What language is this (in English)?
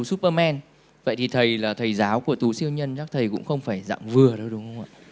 Vietnamese